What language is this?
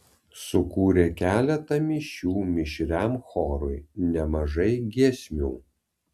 Lithuanian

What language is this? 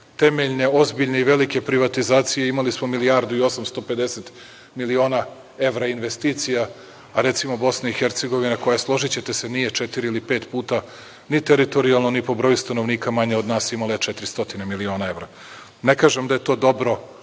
Serbian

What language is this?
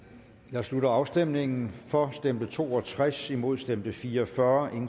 Danish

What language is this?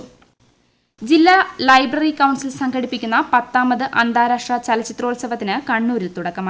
Malayalam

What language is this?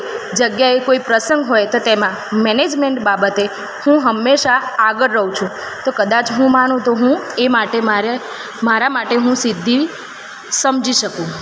Gujarati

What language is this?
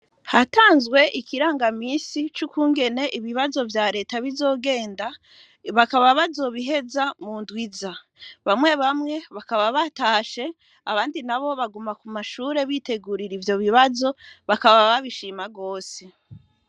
Rundi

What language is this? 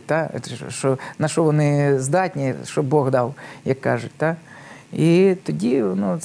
Ukrainian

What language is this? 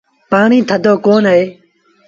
Sindhi Bhil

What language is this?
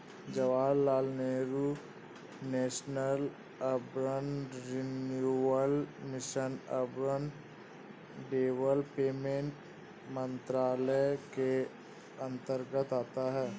Hindi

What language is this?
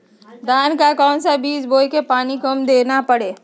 Magahi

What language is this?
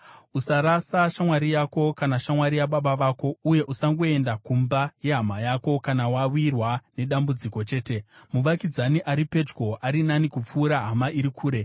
Shona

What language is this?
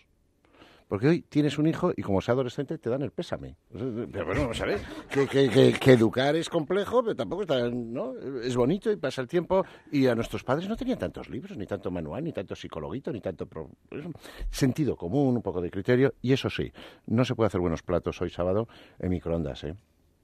Spanish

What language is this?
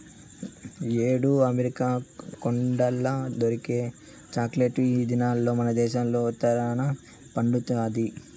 Telugu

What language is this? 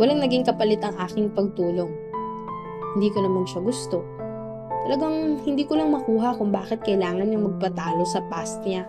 Filipino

